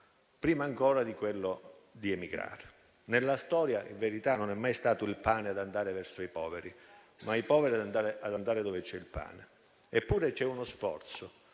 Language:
Italian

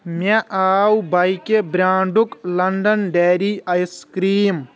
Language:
Kashmiri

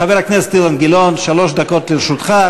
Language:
Hebrew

